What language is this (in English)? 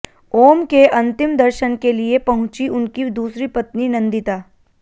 Hindi